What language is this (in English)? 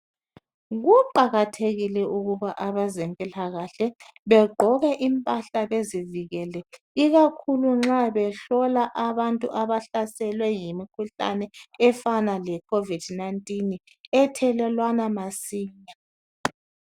North Ndebele